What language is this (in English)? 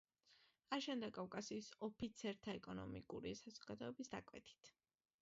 Georgian